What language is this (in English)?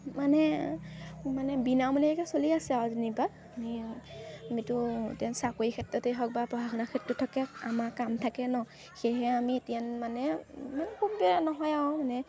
Assamese